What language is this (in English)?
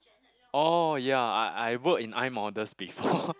English